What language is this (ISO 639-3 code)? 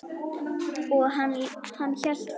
isl